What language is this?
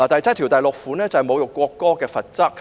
Cantonese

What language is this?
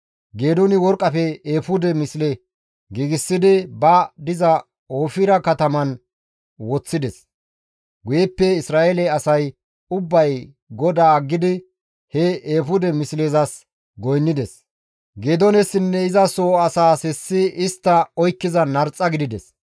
Gamo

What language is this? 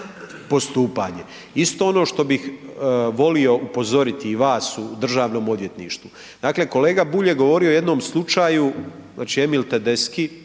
Croatian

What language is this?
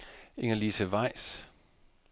Danish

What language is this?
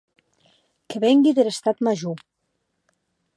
Occitan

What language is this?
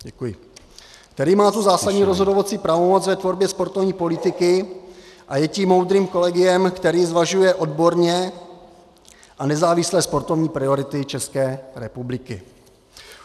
Czech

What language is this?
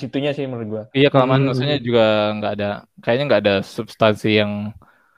Indonesian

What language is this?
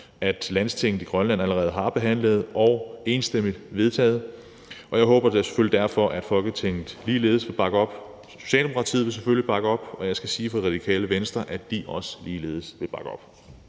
Danish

